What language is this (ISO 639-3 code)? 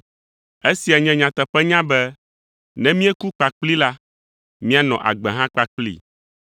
ewe